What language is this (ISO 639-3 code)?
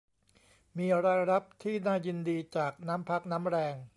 tha